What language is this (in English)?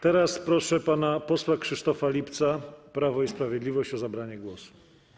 Polish